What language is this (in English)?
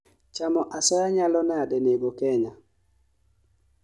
Luo (Kenya and Tanzania)